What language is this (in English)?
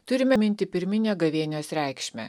Lithuanian